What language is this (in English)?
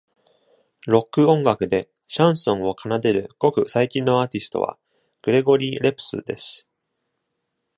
Japanese